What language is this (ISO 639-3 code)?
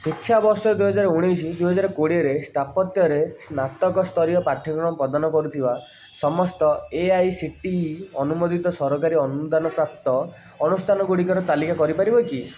ori